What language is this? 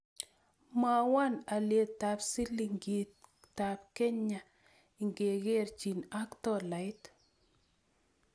Kalenjin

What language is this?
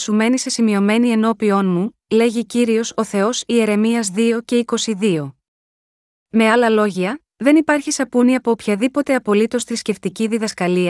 Greek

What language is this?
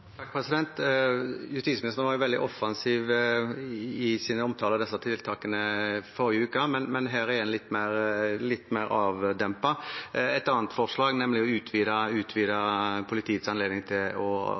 Norwegian Bokmål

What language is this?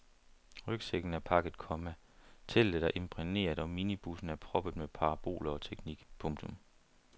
Danish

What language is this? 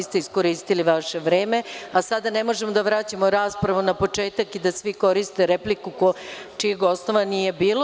Serbian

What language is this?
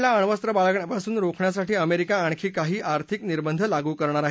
Marathi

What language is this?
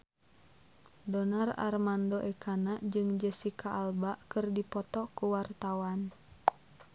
Sundanese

